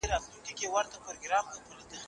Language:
Pashto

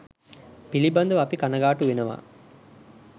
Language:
Sinhala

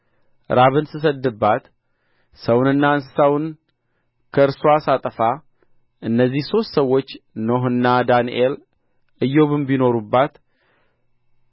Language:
Amharic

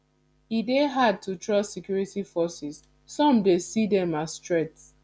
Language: Nigerian Pidgin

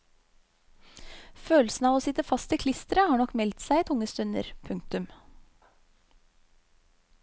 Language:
Norwegian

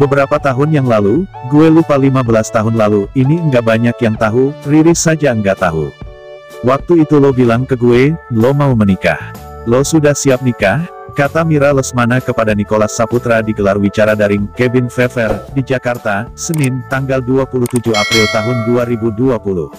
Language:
Indonesian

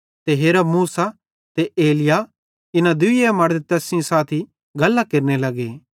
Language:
Bhadrawahi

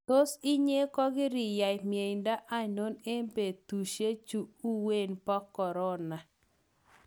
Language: Kalenjin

